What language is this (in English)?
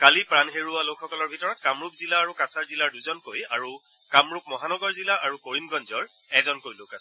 Assamese